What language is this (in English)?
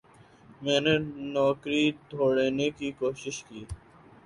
Urdu